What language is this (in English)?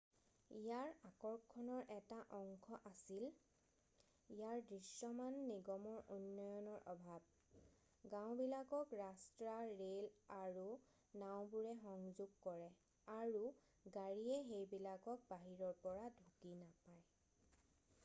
Assamese